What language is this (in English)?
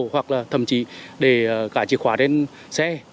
Vietnamese